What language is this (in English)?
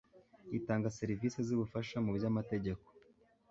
Kinyarwanda